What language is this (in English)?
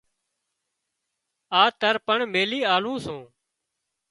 Wadiyara Koli